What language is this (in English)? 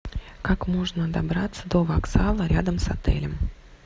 Russian